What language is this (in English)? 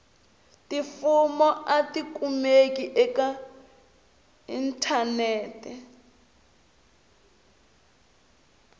Tsonga